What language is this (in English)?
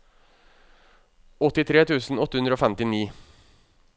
Norwegian